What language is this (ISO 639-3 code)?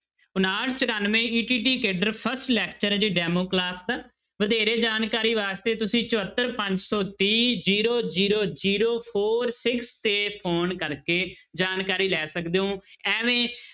pan